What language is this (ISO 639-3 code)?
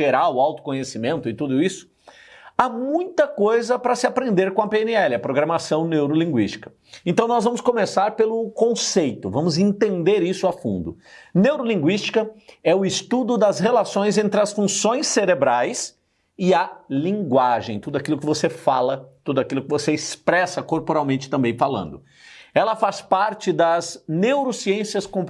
por